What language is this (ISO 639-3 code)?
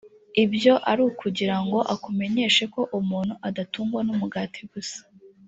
kin